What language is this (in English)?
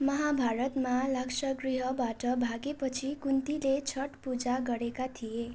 Nepali